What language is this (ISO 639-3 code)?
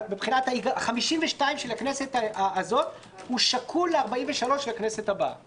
heb